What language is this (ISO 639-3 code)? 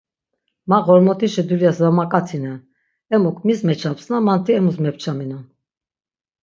lzz